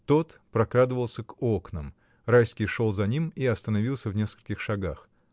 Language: Russian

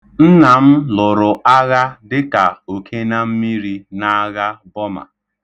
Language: Igbo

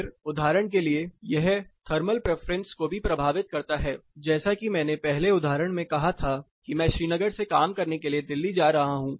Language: Hindi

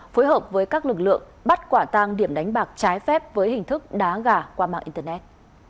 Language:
Vietnamese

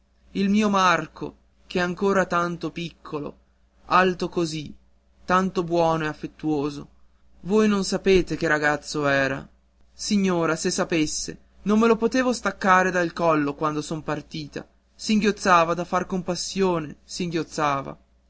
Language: Italian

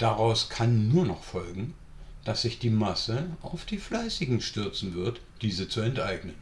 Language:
German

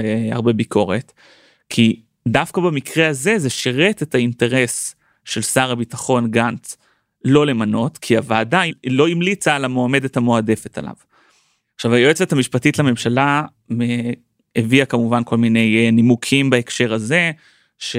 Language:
Hebrew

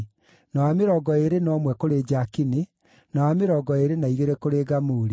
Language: Kikuyu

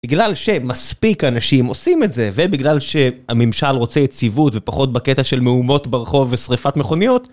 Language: Hebrew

